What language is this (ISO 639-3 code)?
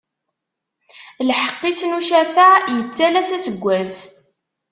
kab